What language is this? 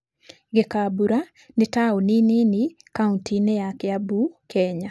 Kikuyu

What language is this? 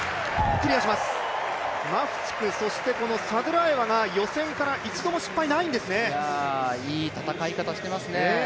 Japanese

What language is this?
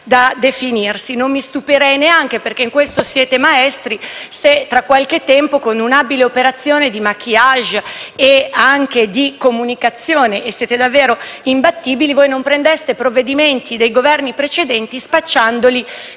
Italian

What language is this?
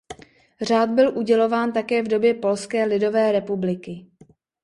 Czech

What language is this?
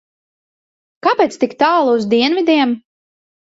Latvian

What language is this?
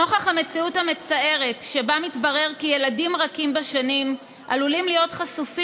Hebrew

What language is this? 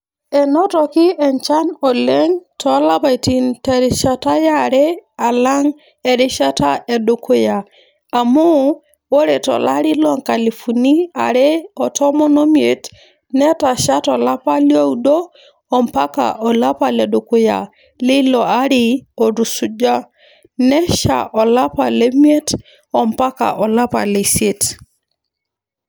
Masai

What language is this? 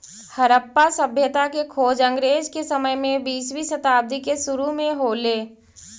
Magahi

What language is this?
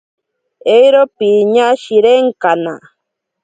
Ashéninka Perené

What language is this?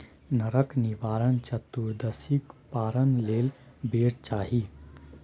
Maithili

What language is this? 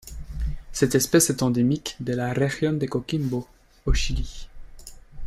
French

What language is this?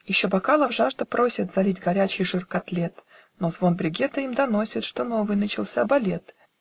Russian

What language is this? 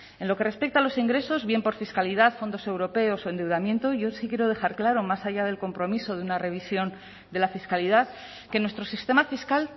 Spanish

